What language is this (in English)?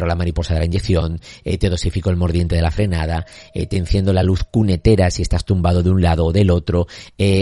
Spanish